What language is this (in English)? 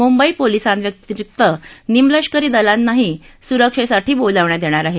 Marathi